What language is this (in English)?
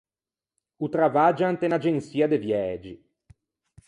Ligurian